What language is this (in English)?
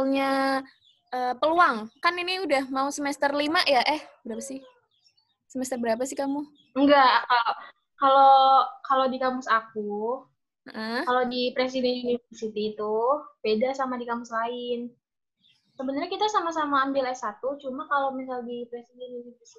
Indonesian